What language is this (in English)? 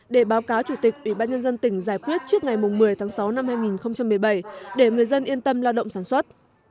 Vietnamese